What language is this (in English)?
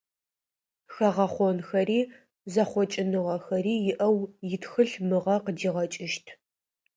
Adyghe